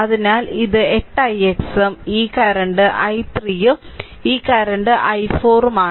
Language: Malayalam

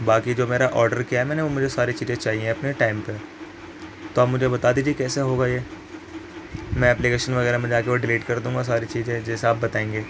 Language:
Urdu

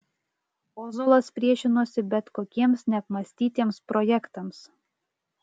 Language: Lithuanian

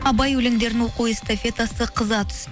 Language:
Kazakh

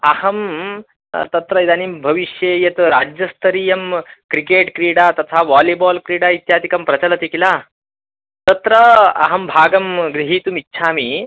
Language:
Sanskrit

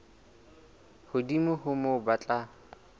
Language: Southern Sotho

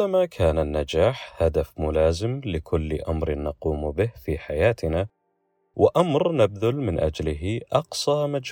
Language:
Arabic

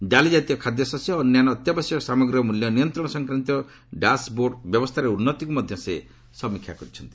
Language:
Odia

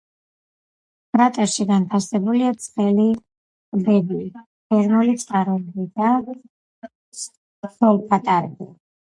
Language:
Georgian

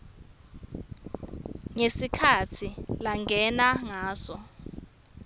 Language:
Swati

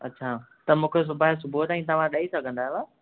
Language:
Sindhi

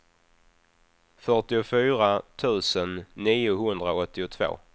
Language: Swedish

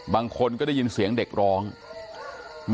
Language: Thai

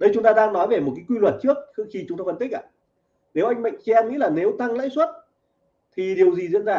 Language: Vietnamese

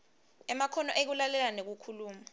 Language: Swati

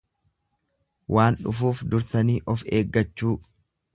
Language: Oromo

